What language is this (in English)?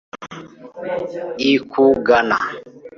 Kinyarwanda